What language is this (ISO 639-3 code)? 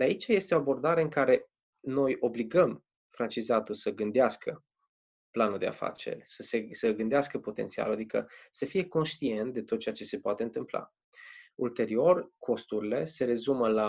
ron